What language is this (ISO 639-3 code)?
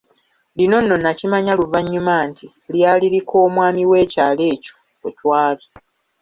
lug